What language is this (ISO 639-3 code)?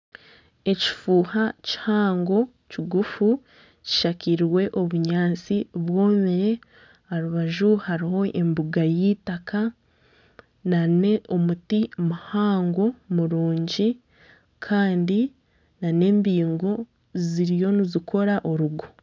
nyn